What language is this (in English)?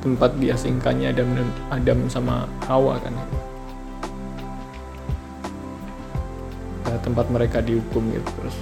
Indonesian